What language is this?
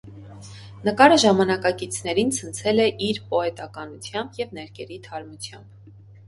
Armenian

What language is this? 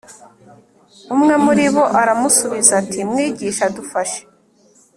Kinyarwanda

